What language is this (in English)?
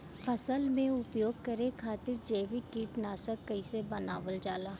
Bhojpuri